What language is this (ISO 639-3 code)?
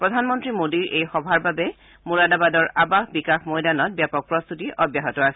asm